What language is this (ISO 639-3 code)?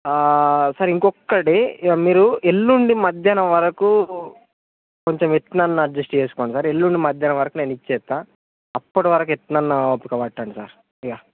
tel